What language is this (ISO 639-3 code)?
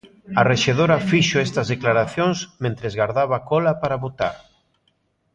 glg